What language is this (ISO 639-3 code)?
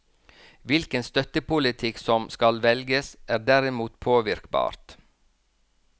nor